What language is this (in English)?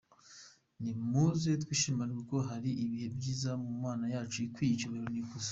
Kinyarwanda